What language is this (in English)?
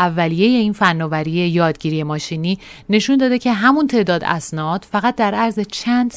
Persian